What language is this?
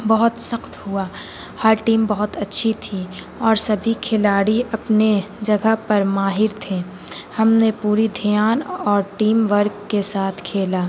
Urdu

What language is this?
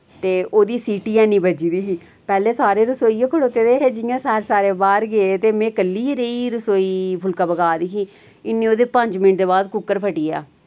Dogri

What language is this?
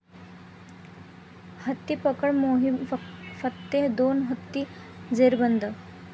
Marathi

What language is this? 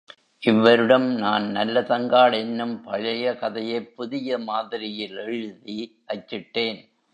Tamil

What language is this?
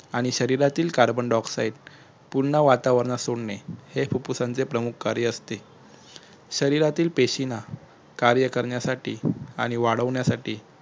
Marathi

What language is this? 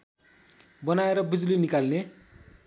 Nepali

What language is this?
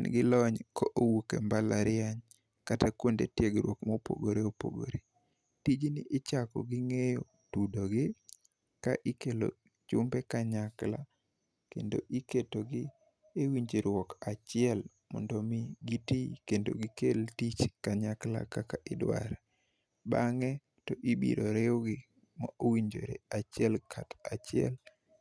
Luo (Kenya and Tanzania)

